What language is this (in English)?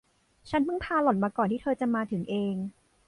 Thai